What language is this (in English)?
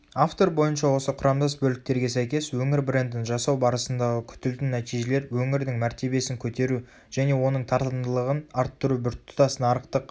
Kazakh